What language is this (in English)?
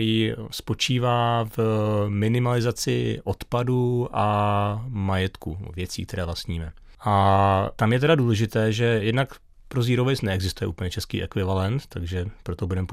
Czech